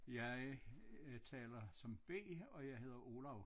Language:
Danish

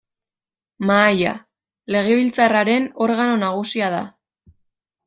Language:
Basque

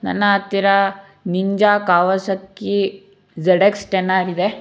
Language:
Kannada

